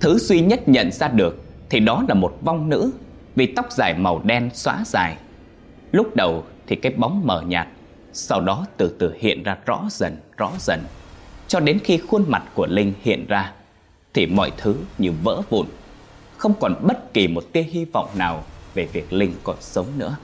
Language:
Vietnamese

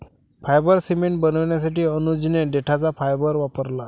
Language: Marathi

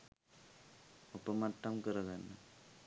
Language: Sinhala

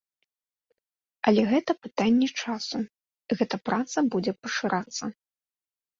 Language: Belarusian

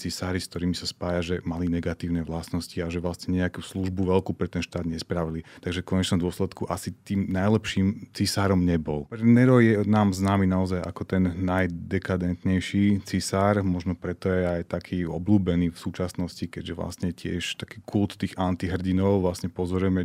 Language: Slovak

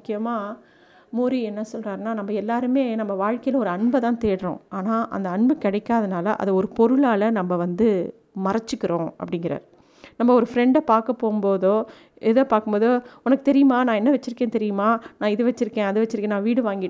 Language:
Tamil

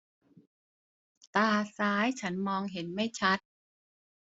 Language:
Thai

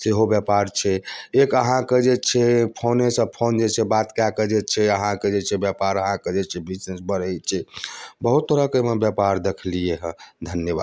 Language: Maithili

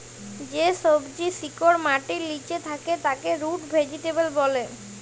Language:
Bangla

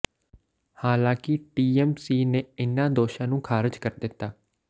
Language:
Punjabi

